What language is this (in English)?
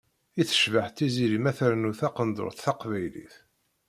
Kabyle